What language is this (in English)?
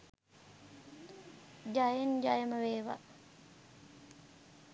Sinhala